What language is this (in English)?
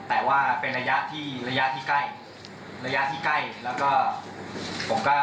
Thai